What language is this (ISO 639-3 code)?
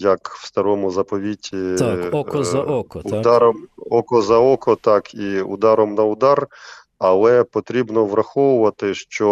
ukr